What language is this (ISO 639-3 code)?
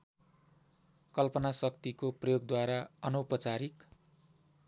nep